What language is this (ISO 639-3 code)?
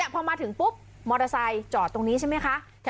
tha